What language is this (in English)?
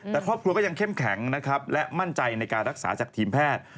Thai